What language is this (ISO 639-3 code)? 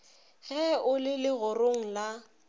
nso